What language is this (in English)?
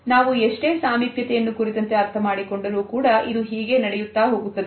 Kannada